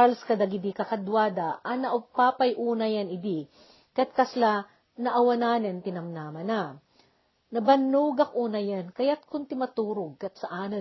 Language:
Filipino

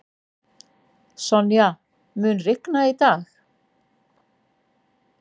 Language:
Icelandic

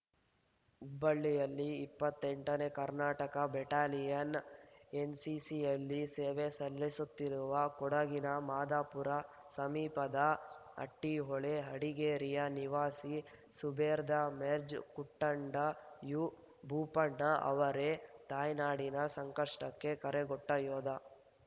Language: Kannada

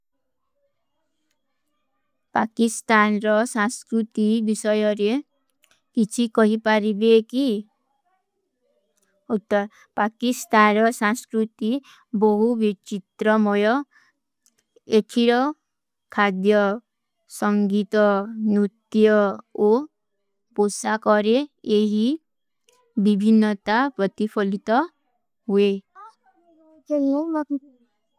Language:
Kui (India)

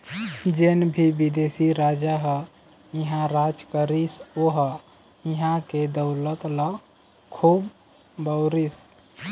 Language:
Chhattisgarhi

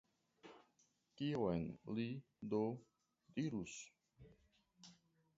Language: Esperanto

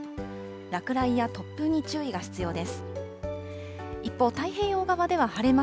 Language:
Japanese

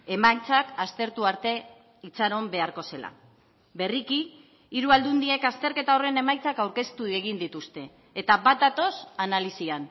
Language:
Basque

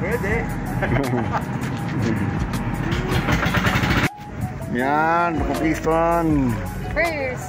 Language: Filipino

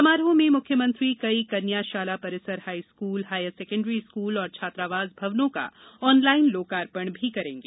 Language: Hindi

